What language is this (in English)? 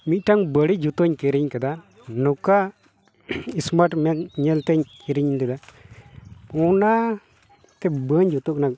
Santali